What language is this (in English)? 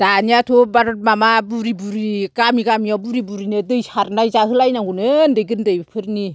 Bodo